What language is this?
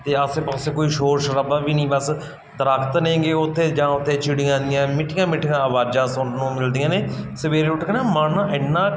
Punjabi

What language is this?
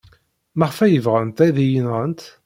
Kabyle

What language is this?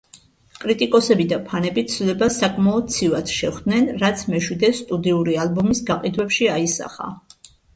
Georgian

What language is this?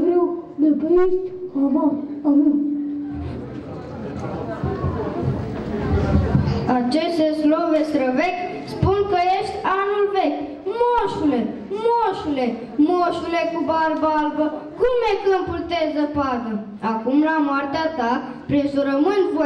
Romanian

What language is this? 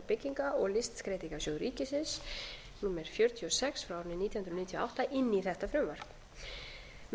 Icelandic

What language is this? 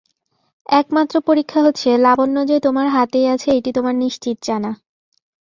Bangla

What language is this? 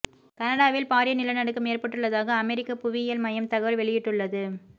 Tamil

